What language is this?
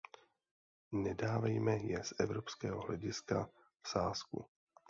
Czech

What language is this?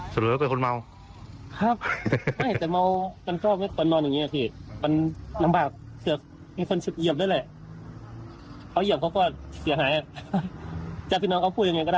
Thai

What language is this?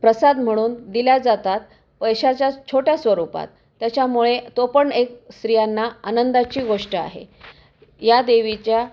Marathi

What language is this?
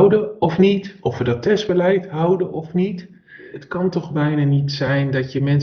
Dutch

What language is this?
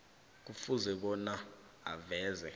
South Ndebele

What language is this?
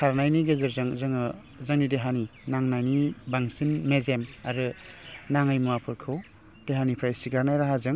Bodo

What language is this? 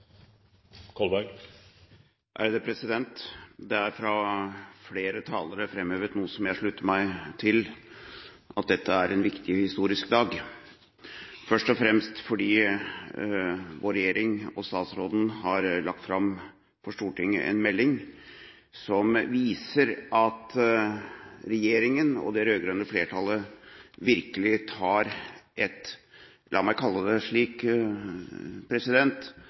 Norwegian Bokmål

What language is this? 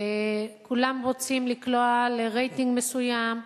Hebrew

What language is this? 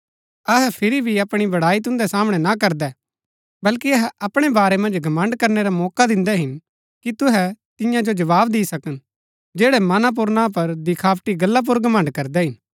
Gaddi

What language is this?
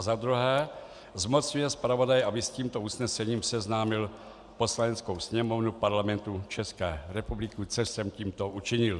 Czech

